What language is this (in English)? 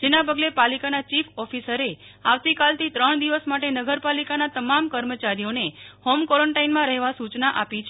Gujarati